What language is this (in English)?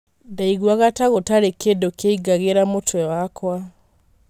Kikuyu